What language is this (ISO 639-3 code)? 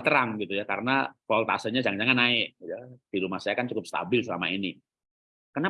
ind